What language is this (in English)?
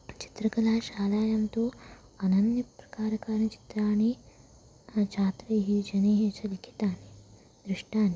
Sanskrit